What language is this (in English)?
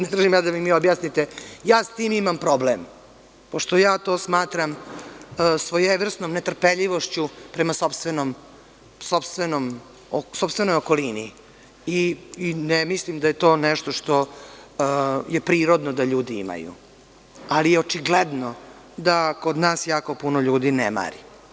Serbian